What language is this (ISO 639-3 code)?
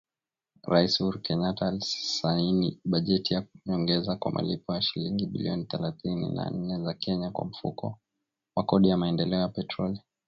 swa